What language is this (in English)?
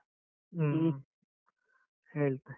Kannada